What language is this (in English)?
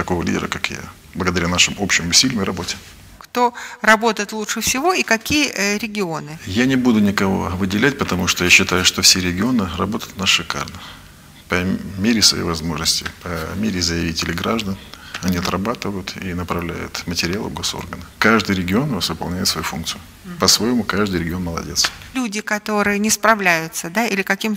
Russian